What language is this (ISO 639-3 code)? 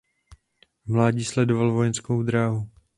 ces